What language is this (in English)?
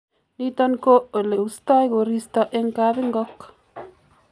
Kalenjin